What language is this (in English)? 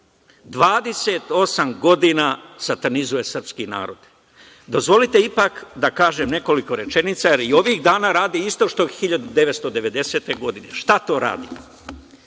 Serbian